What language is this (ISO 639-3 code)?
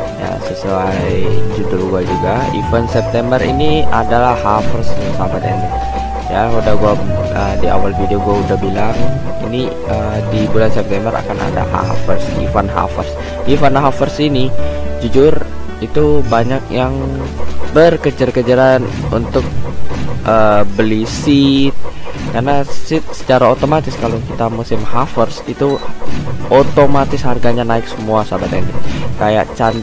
ind